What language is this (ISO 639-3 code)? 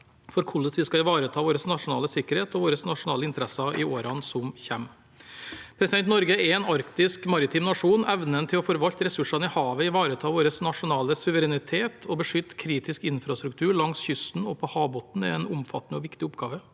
nor